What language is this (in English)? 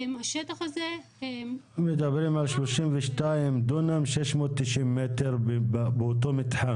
Hebrew